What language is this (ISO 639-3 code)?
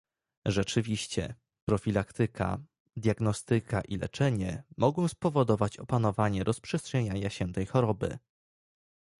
pol